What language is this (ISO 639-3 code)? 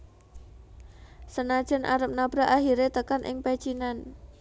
jav